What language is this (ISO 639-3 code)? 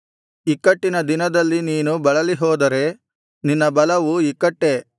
kan